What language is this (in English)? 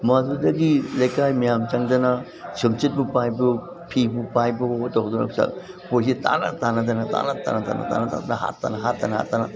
Manipuri